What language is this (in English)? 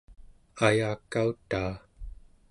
Central Yupik